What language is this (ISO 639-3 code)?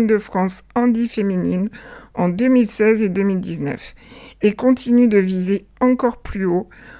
fra